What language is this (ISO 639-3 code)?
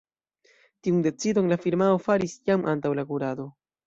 epo